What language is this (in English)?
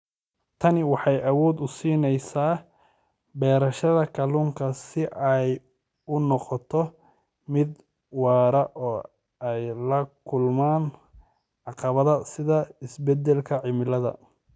Somali